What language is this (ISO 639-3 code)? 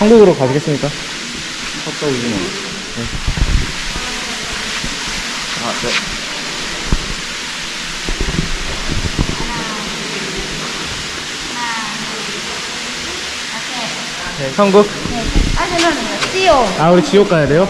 kor